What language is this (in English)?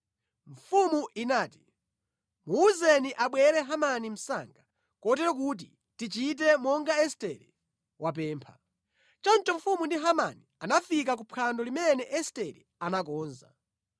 Nyanja